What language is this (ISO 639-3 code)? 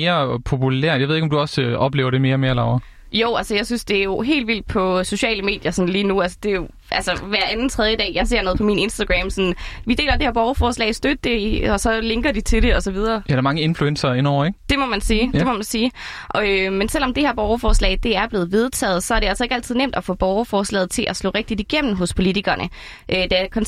dan